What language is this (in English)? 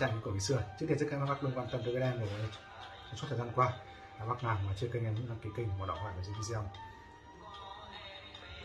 Vietnamese